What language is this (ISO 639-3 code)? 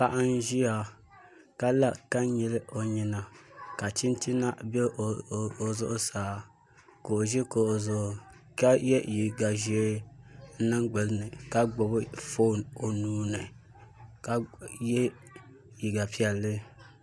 dag